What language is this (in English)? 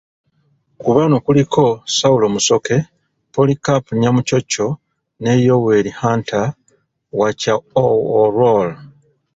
Ganda